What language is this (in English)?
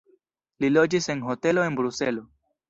Esperanto